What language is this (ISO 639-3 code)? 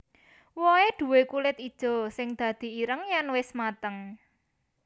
jav